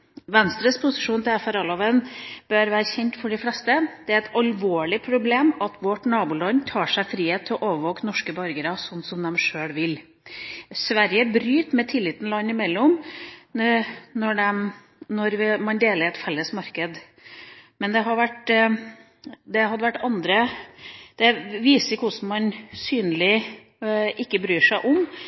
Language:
Norwegian Bokmål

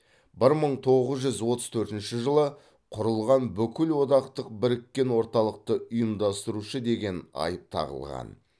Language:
Kazakh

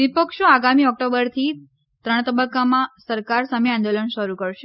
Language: Gujarati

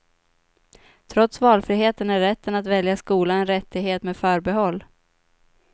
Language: Swedish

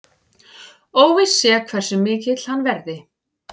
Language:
Icelandic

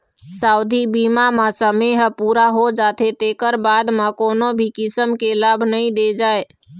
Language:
Chhattisgarhi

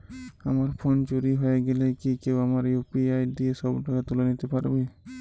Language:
Bangla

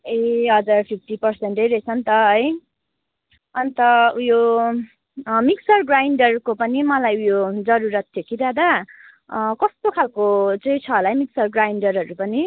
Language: Nepali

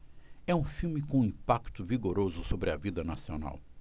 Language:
Portuguese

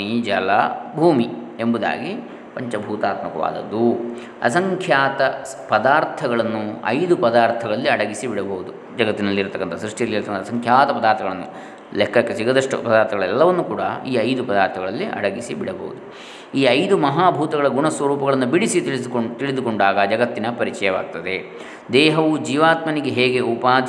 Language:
Kannada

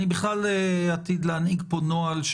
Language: Hebrew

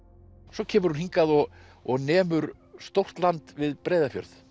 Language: Icelandic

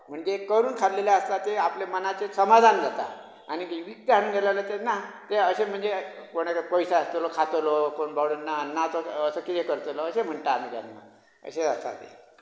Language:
Konkani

